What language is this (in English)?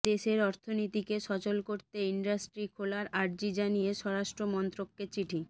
Bangla